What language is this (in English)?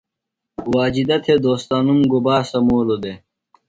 Phalura